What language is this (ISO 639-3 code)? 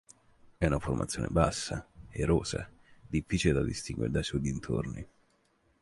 ita